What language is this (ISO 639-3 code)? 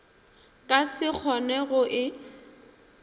nso